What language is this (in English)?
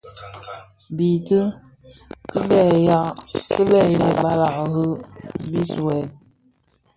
Bafia